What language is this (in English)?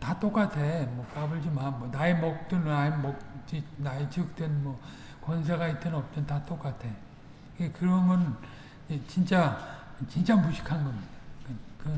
Korean